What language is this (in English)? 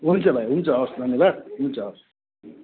Nepali